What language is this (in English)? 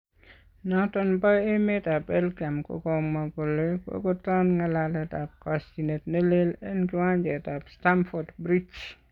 Kalenjin